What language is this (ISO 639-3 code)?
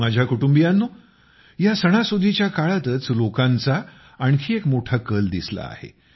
mar